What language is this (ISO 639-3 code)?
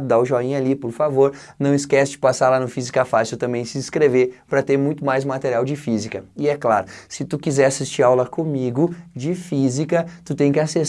por